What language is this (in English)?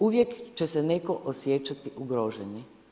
Croatian